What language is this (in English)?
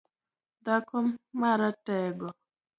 Luo (Kenya and Tanzania)